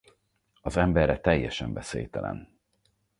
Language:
Hungarian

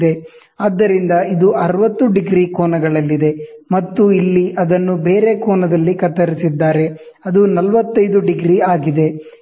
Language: Kannada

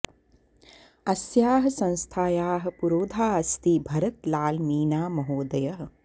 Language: Sanskrit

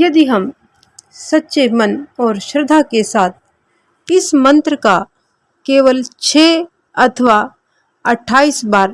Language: Hindi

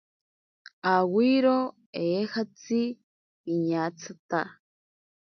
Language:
Ashéninka Perené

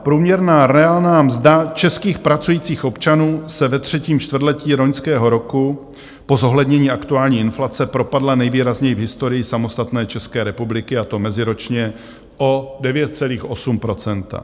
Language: Czech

